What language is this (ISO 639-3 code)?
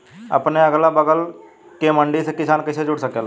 bho